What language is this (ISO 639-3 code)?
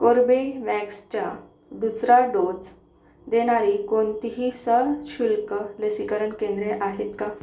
mar